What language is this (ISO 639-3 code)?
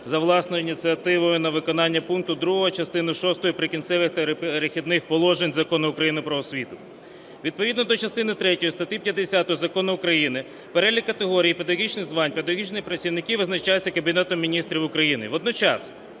ukr